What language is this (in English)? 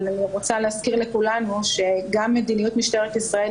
Hebrew